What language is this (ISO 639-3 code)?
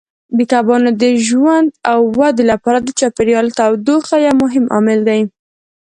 pus